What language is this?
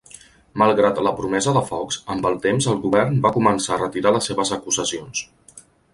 Catalan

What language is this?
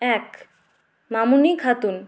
Bangla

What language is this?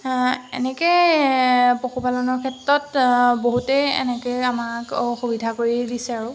Assamese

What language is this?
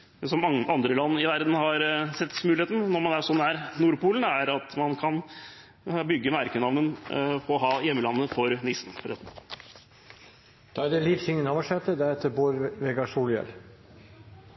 Norwegian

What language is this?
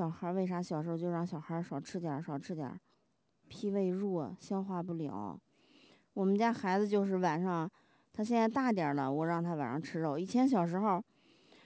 Chinese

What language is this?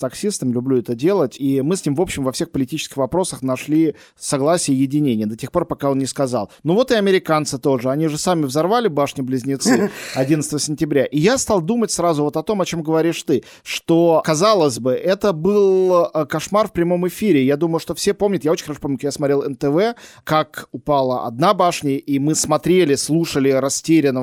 Russian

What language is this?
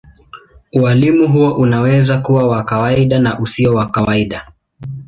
Swahili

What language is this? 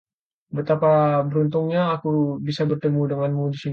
Indonesian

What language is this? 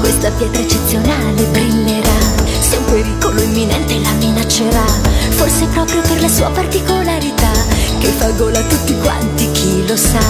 Italian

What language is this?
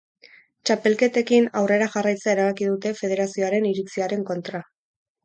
Basque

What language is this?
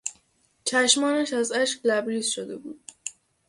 Persian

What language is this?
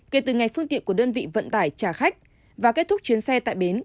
Vietnamese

